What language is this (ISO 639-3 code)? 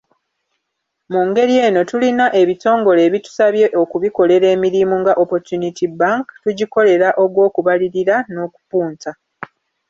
lug